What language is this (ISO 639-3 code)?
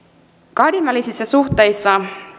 fin